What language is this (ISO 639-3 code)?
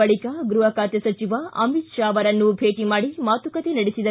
kan